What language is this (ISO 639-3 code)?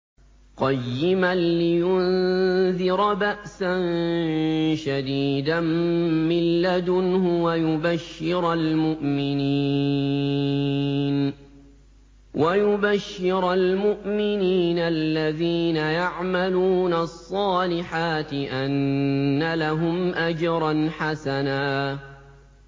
ara